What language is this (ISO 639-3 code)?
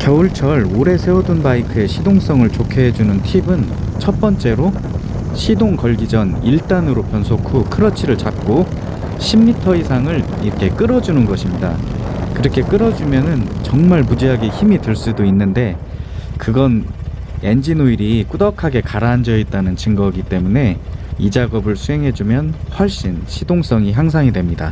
kor